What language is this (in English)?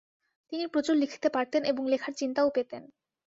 Bangla